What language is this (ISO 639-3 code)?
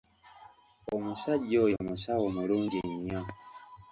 lug